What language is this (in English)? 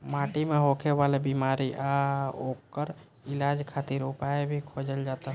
Bhojpuri